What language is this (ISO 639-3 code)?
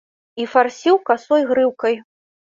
bel